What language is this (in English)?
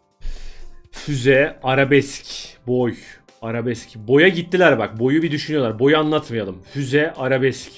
Turkish